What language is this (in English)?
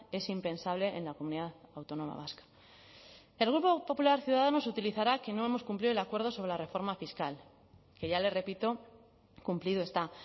Spanish